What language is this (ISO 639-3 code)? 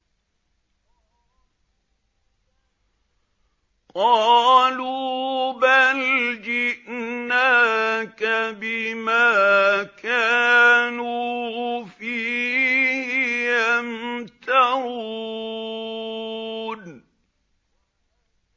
ara